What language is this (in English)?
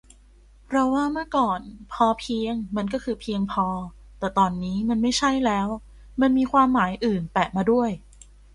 Thai